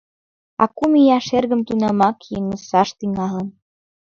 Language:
Mari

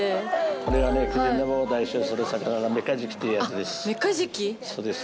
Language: Japanese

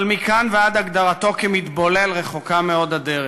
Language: Hebrew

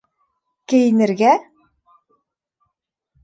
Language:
Bashkir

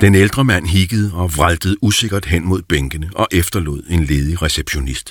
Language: Danish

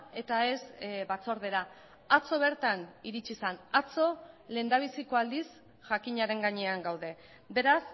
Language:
Basque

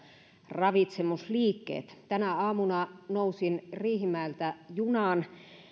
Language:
Finnish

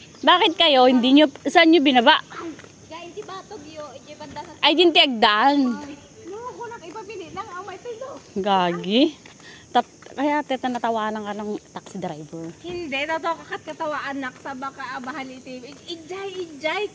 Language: Filipino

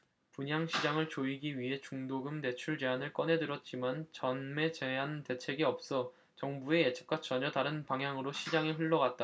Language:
Korean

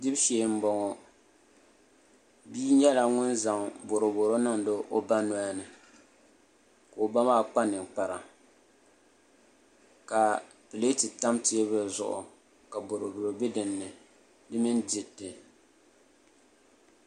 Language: Dagbani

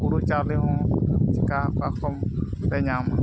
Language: Santali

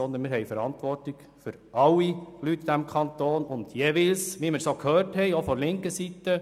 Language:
Swiss German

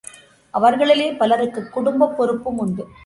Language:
Tamil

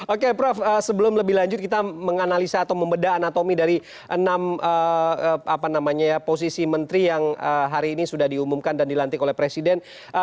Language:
Indonesian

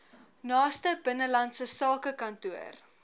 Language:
Afrikaans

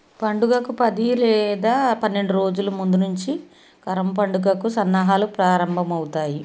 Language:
Telugu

